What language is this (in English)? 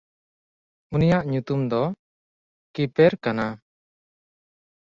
Santali